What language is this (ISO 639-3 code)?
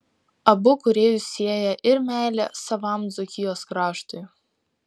lit